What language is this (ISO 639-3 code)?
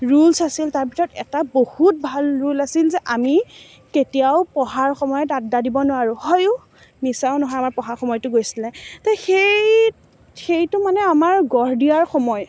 asm